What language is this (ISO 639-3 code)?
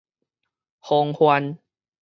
nan